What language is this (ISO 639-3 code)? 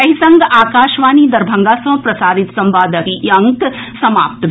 mai